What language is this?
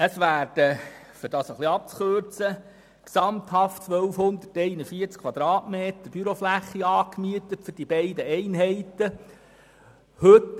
Swiss German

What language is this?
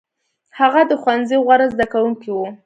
Pashto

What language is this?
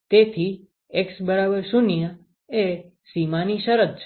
Gujarati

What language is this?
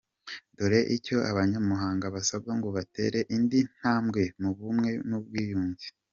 Kinyarwanda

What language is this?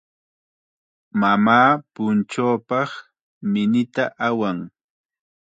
Chiquián Ancash Quechua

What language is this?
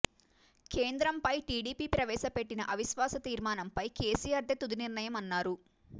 Telugu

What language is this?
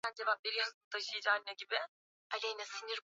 Swahili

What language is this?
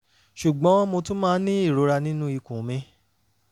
Yoruba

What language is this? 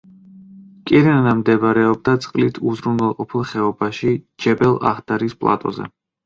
Georgian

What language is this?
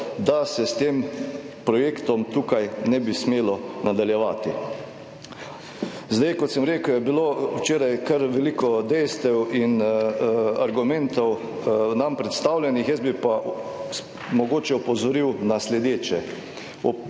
Slovenian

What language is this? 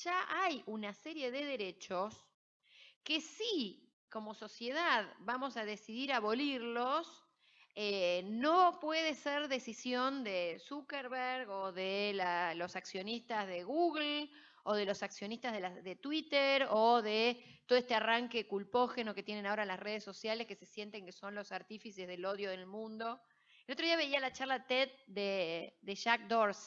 Spanish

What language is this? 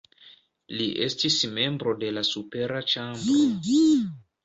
Esperanto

